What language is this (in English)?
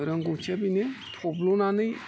Bodo